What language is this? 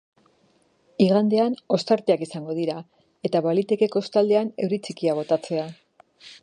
Basque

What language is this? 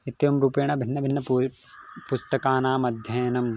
Sanskrit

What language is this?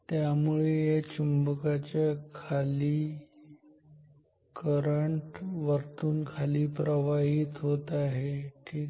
Marathi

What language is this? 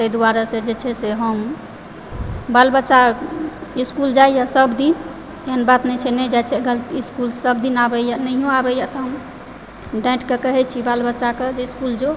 Maithili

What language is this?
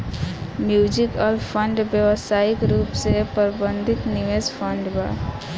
Bhojpuri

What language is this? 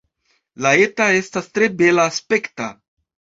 Esperanto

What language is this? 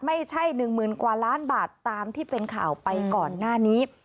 Thai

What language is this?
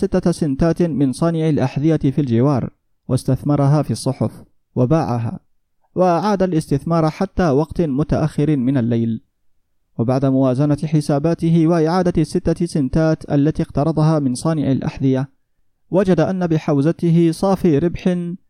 Arabic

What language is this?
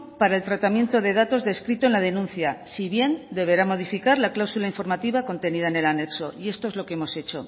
Spanish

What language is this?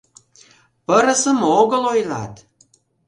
Mari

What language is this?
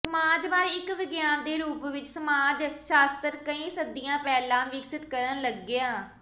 Punjabi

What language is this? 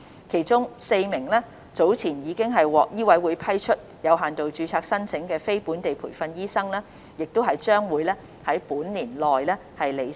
Cantonese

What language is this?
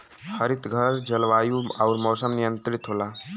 Bhojpuri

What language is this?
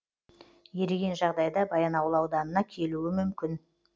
Kazakh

